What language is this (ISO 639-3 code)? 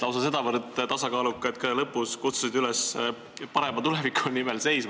est